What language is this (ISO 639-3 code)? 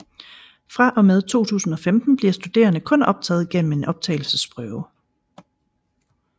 dan